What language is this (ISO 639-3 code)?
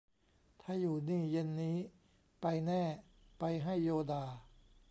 tha